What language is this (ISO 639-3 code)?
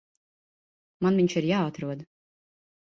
lav